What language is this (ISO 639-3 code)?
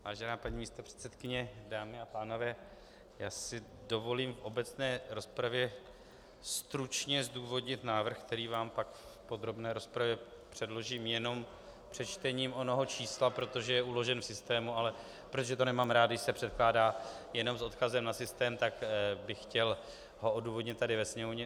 ces